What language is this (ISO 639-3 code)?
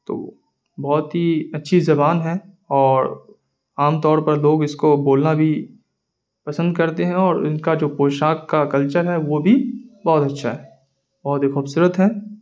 urd